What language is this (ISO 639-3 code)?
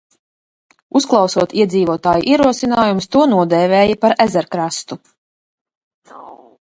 lav